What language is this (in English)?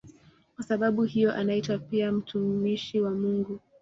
Swahili